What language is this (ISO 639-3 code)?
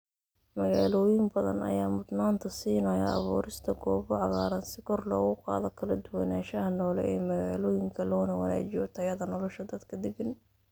som